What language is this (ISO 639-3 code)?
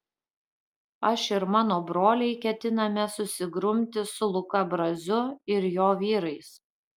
lit